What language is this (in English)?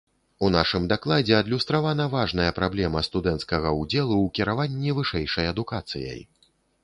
Belarusian